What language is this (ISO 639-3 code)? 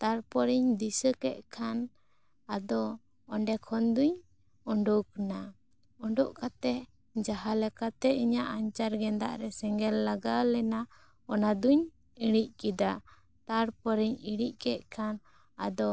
sat